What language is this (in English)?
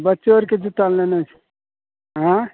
Maithili